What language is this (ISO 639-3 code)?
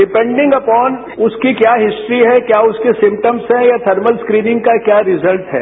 hin